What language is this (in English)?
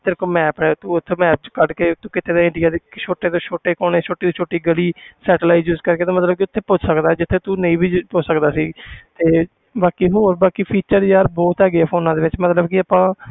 Punjabi